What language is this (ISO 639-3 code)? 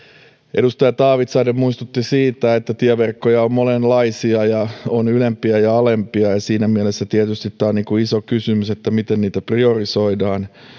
fin